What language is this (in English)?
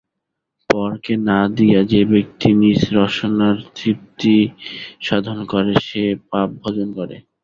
Bangla